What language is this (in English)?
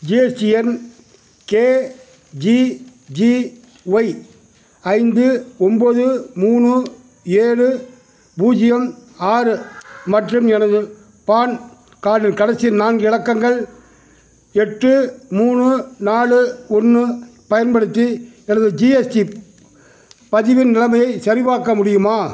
Tamil